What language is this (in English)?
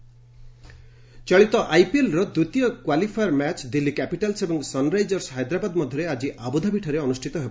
Odia